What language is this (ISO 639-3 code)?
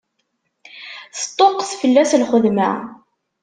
kab